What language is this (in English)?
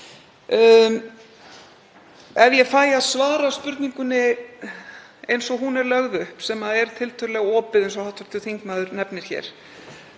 Icelandic